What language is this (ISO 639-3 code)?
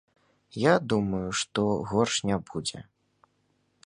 bel